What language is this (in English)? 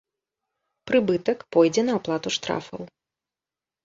Belarusian